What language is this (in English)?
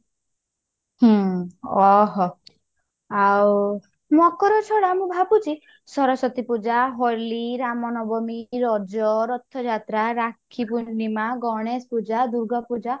Odia